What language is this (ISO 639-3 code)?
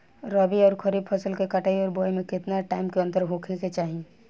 bho